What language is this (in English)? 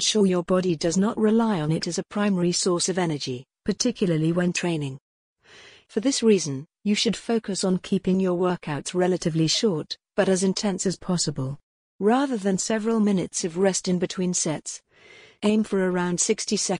English